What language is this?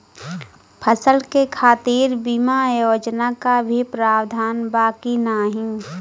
Bhojpuri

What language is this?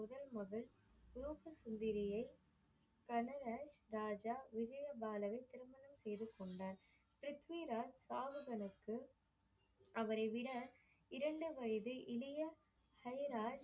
Tamil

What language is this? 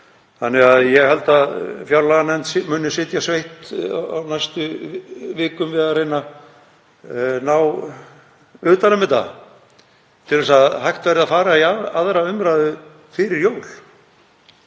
Icelandic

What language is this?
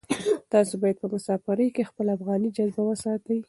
Pashto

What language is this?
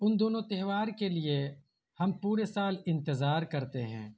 Urdu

